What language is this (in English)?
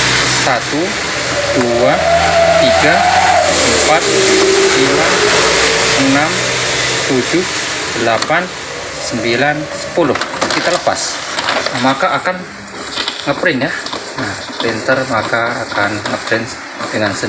Indonesian